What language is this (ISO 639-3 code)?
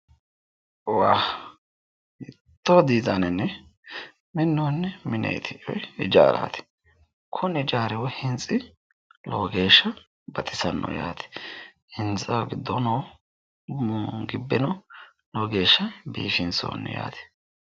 sid